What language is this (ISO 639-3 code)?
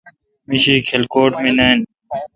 xka